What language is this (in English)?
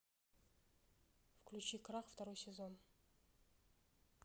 Russian